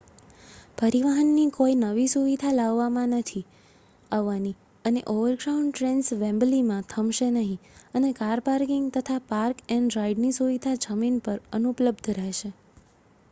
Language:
Gujarati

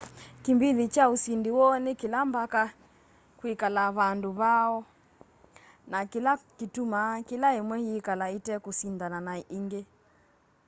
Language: Kamba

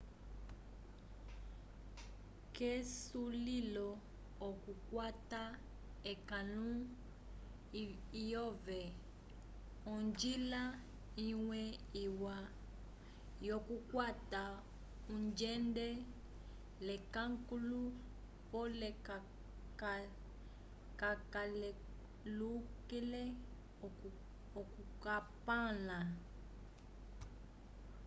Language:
Umbundu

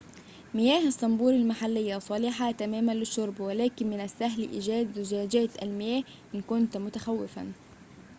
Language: Arabic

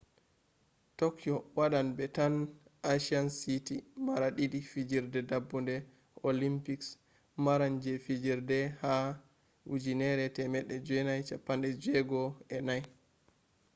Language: Fula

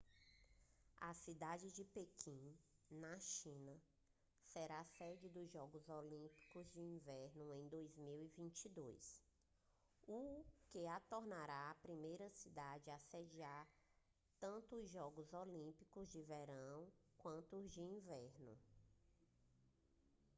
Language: Portuguese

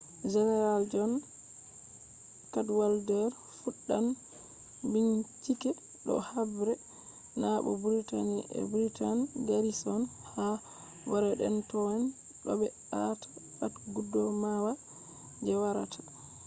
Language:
Fula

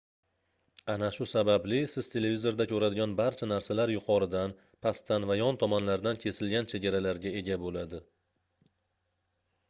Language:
Uzbek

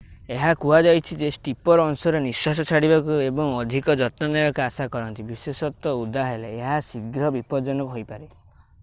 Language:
Odia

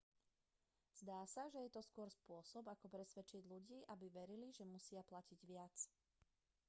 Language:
Slovak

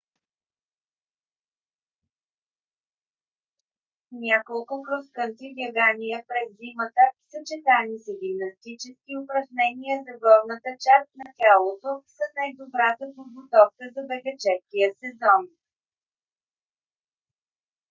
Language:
Bulgarian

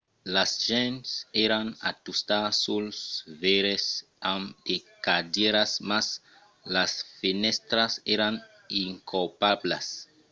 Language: Occitan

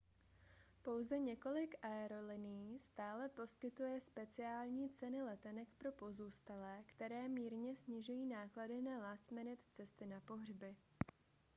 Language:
Czech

